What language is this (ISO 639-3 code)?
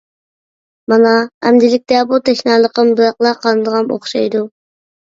uig